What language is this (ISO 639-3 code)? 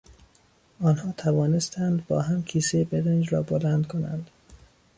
fas